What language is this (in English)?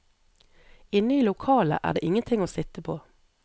Norwegian